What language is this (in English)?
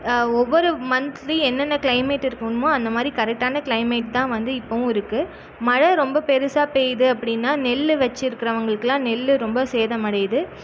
Tamil